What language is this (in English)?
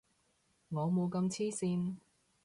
Cantonese